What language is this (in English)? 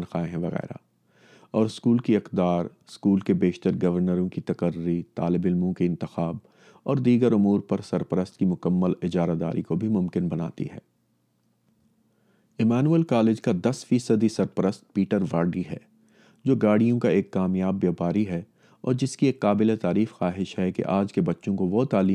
Urdu